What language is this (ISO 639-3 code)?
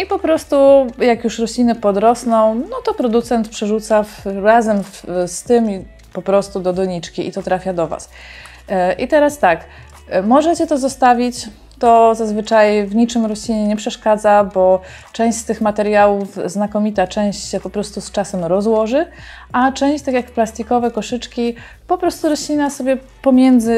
pol